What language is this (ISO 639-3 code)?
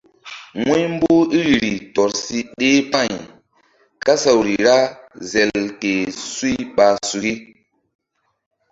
mdd